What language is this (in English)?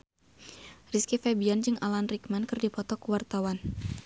Sundanese